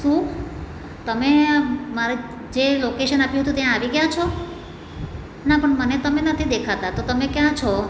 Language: Gujarati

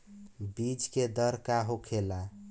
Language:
Bhojpuri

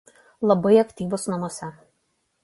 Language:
Lithuanian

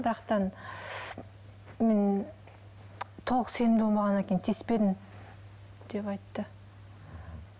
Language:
Kazakh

